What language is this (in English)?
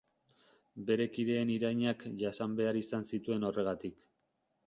Basque